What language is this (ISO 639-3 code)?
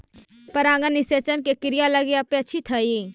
mag